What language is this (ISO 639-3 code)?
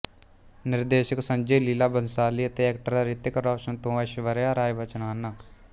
pan